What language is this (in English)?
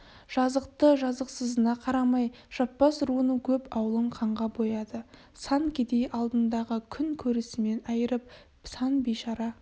Kazakh